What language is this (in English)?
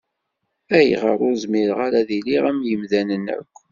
Kabyle